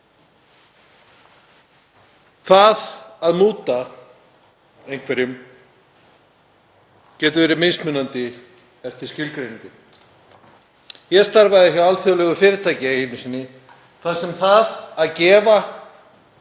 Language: Icelandic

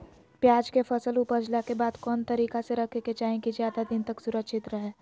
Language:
Magahi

